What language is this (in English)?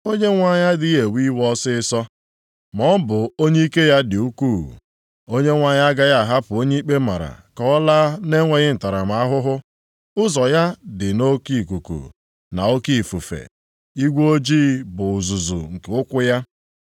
Igbo